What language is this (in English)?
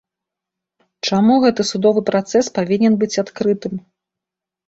Belarusian